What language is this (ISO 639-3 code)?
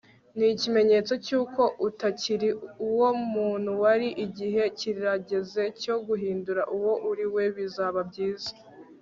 kin